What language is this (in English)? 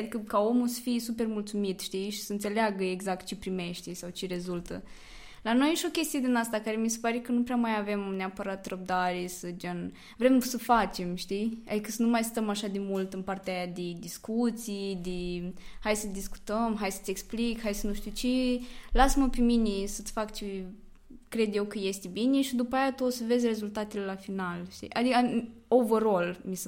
Romanian